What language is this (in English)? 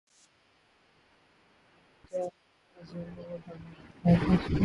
Urdu